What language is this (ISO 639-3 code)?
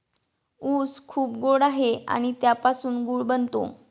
mar